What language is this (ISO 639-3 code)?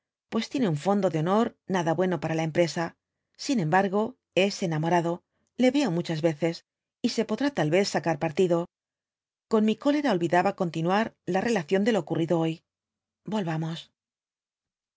spa